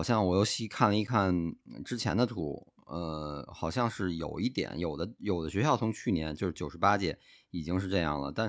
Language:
Chinese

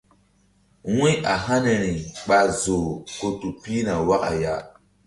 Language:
Mbum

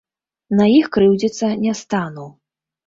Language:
Belarusian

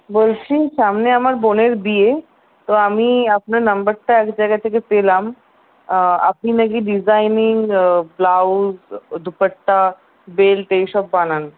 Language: Bangla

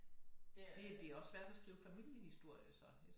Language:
Danish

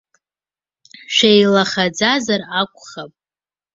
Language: Abkhazian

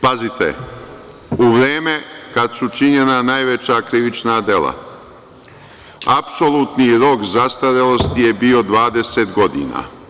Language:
Serbian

